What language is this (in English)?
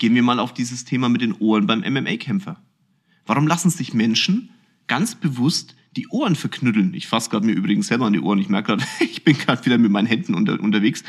German